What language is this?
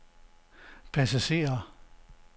Danish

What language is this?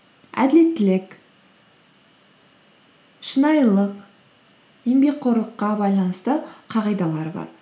Kazakh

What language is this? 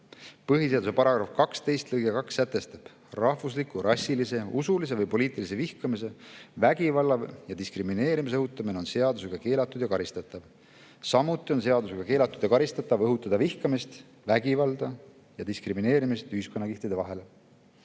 Estonian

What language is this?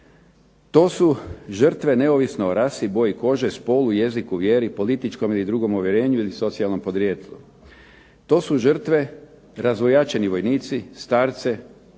Croatian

